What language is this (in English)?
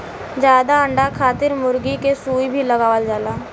Bhojpuri